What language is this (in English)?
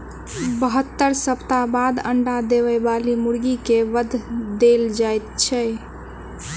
Maithili